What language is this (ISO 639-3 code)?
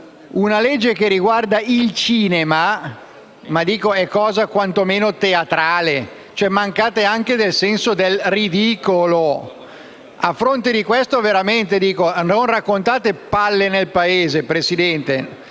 ita